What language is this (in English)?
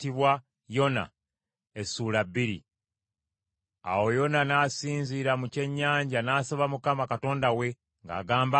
Ganda